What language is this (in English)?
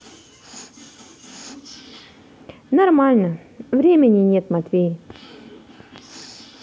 Russian